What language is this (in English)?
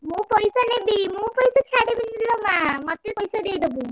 Odia